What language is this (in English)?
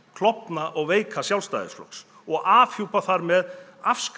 Icelandic